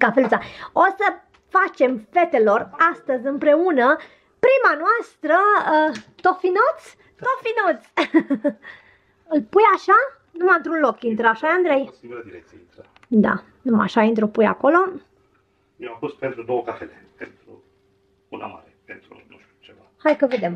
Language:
Romanian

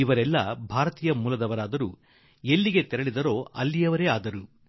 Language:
Kannada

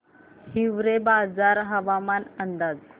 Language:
Marathi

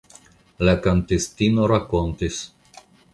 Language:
Esperanto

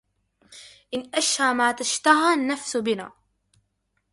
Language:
Arabic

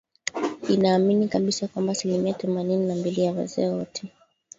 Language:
Swahili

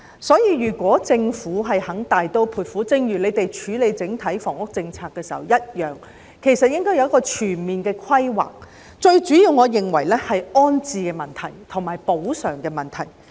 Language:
Cantonese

